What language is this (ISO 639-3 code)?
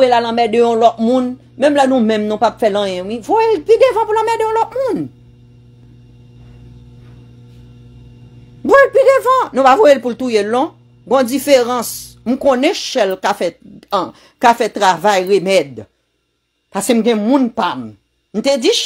fra